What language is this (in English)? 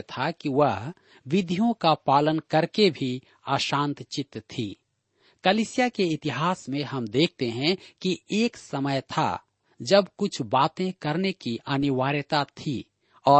Hindi